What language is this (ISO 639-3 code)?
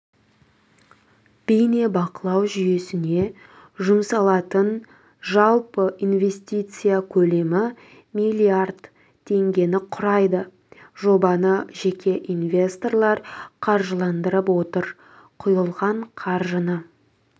kaz